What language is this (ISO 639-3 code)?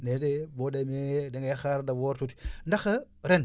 wol